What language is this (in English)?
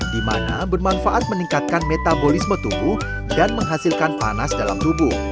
Indonesian